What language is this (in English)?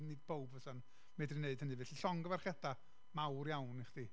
Welsh